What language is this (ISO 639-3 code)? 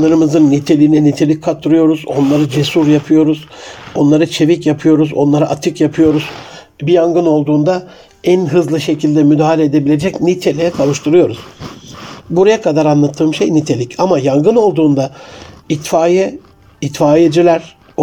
tur